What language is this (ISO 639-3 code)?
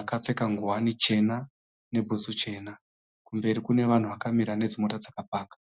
sna